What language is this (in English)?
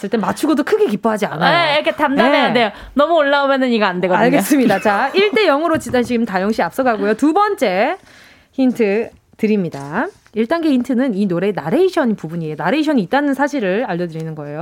Korean